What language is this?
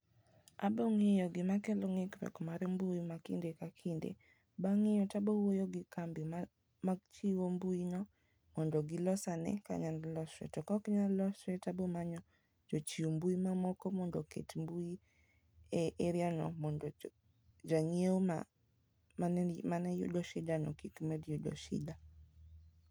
Luo (Kenya and Tanzania)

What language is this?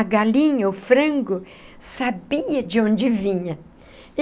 Portuguese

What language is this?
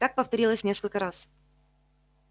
Russian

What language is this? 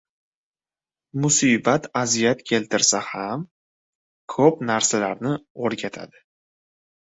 Uzbek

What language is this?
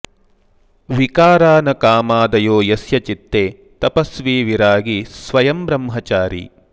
Sanskrit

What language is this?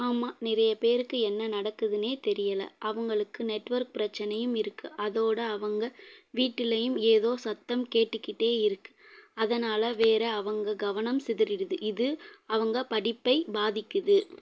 Tamil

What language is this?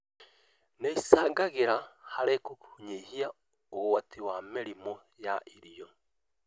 Kikuyu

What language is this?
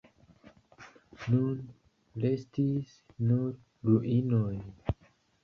Esperanto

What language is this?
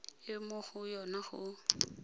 Tswana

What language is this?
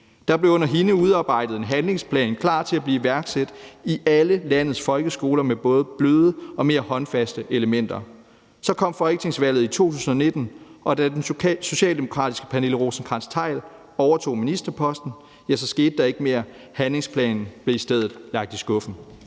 Danish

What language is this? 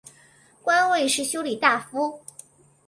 Chinese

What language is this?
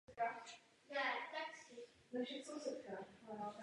Czech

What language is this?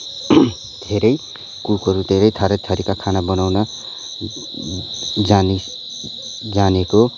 Nepali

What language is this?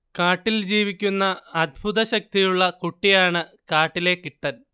Malayalam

